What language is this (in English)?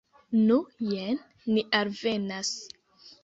Esperanto